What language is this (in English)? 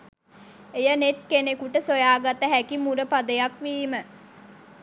Sinhala